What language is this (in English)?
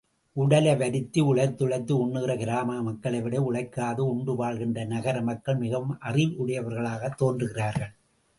Tamil